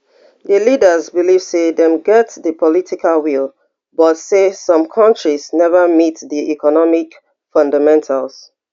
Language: Nigerian Pidgin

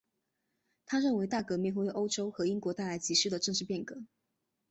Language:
Chinese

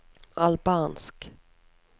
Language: Norwegian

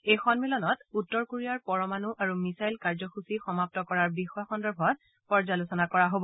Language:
Assamese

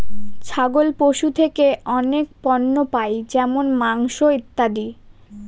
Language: Bangla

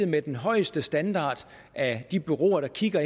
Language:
Danish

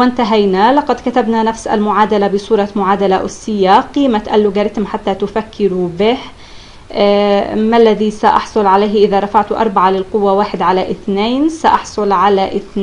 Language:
Arabic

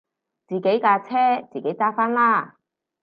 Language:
Cantonese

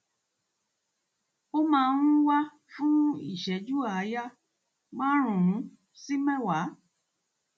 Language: Yoruba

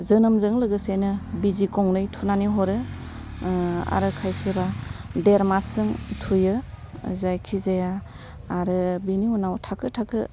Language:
Bodo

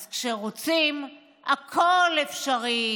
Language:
Hebrew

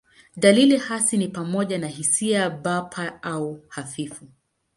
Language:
Swahili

